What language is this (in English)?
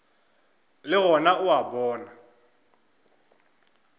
Northern Sotho